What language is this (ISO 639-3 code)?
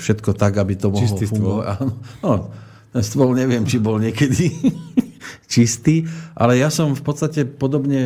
slk